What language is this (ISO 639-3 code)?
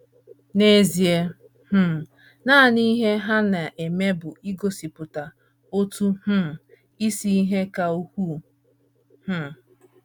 ibo